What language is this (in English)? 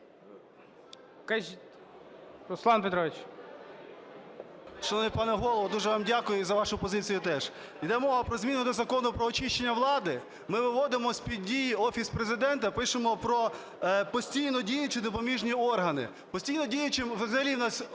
Ukrainian